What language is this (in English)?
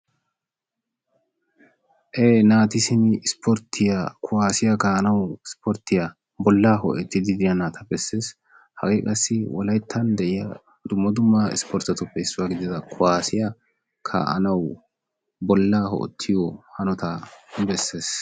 Wolaytta